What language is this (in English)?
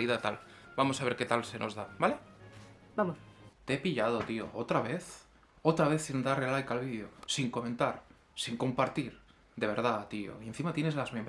Spanish